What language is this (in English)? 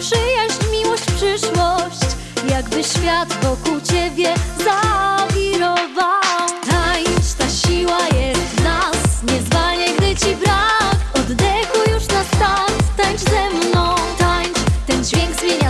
Polish